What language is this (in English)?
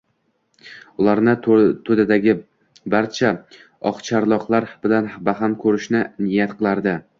Uzbek